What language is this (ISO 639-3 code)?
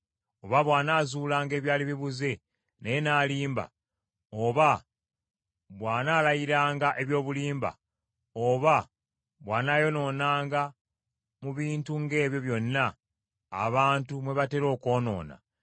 lug